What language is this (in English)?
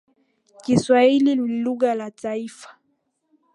Swahili